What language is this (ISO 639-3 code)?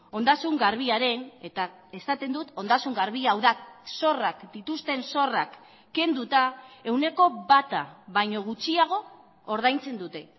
eus